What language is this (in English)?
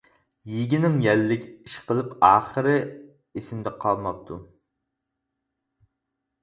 Uyghur